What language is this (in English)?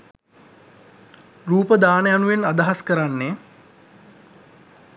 Sinhala